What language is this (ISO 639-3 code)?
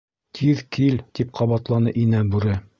bak